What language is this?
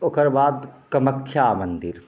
Maithili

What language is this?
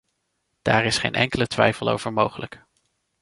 Dutch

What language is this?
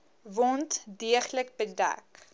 Afrikaans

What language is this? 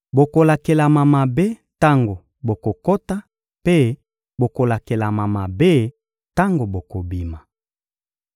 Lingala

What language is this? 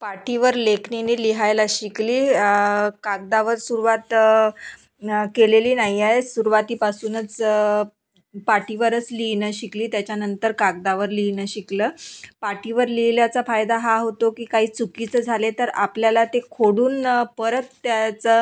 Marathi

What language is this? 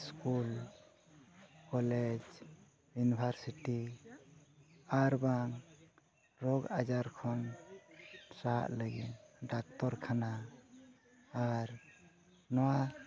Santali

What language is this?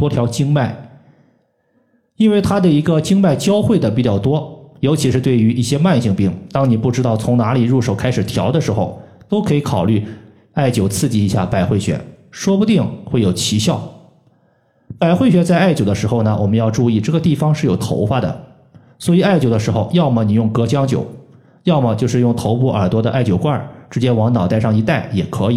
Chinese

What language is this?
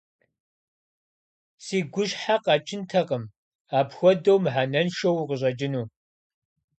Kabardian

